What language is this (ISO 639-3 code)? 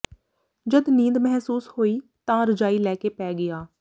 pan